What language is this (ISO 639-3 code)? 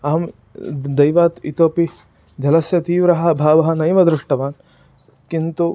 san